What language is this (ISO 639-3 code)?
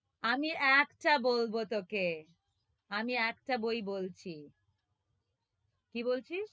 ben